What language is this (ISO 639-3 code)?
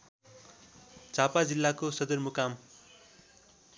nep